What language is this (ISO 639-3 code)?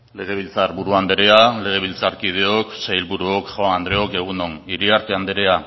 eus